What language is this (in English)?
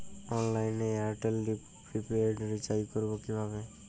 Bangla